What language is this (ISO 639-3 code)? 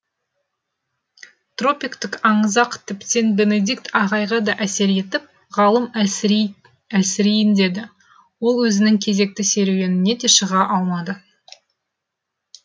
kaz